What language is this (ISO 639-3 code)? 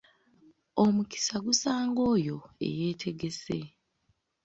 lug